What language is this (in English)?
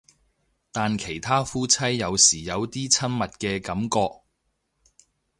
Cantonese